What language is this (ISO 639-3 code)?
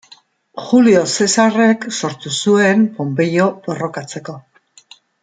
eus